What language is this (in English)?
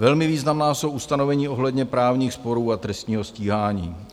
Czech